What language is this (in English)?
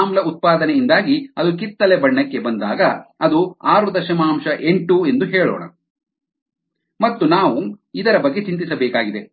Kannada